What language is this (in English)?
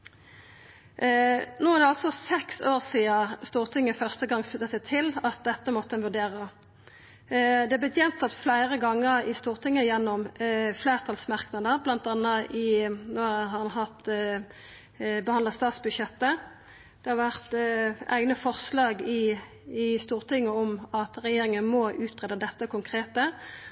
Norwegian Nynorsk